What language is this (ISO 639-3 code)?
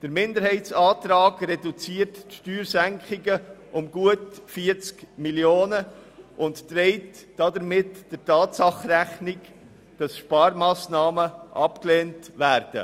gsw